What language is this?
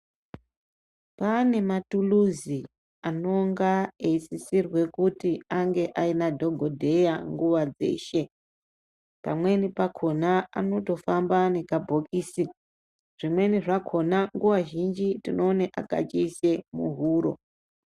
Ndau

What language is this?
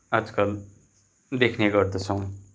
Nepali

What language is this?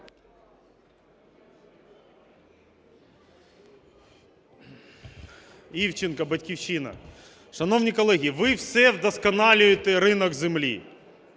Ukrainian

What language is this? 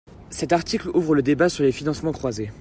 French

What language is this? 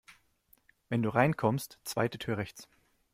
German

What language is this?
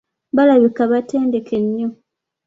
Ganda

